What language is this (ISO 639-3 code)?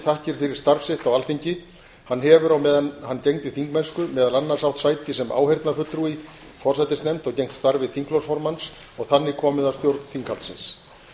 isl